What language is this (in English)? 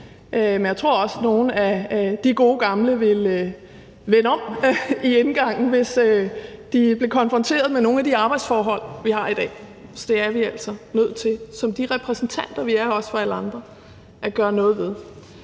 Danish